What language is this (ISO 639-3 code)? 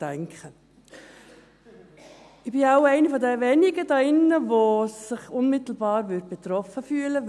gsw